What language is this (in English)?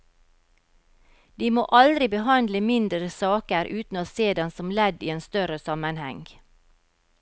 Norwegian